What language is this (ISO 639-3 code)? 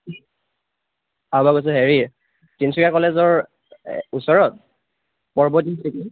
asm